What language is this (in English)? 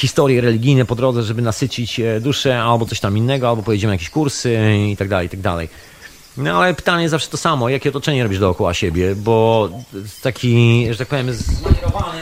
Polish